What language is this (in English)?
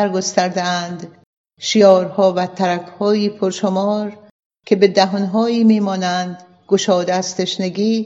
Persian